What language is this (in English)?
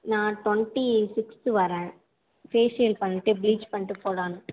Tamil